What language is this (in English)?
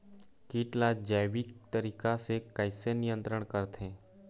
Chhattisgarhi